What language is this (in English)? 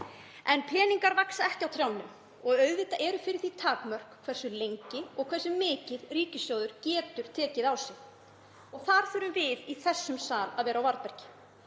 Icelandic